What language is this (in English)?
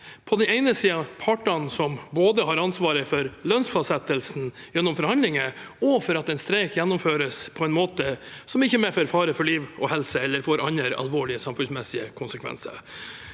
Norwegian